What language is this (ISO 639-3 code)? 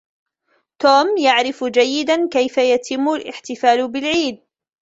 ara